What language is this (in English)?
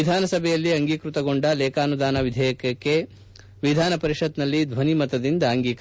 Kannada